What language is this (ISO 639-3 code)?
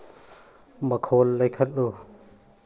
mni